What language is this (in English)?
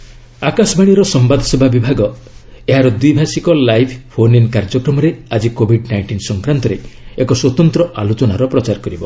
Odia